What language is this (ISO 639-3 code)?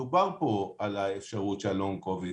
heb